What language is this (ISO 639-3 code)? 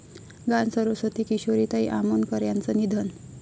mar